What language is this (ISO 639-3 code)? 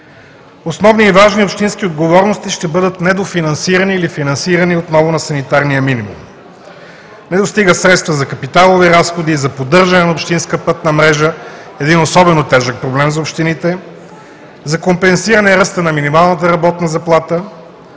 bul